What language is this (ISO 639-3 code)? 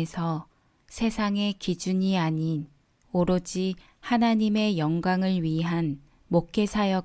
kor